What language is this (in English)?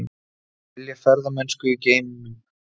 Icelandic